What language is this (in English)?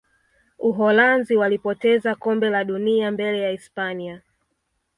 Swahili